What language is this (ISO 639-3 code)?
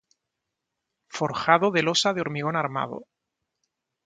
spa